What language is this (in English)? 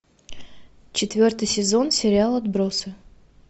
Russian